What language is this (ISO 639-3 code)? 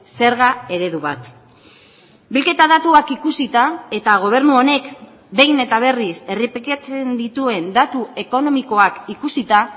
eus